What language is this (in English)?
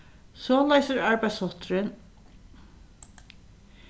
Faroese